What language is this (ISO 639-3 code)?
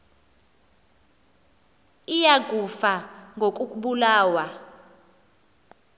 xho